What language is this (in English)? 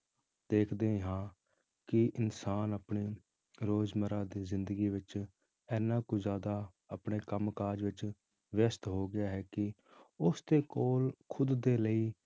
Punjabi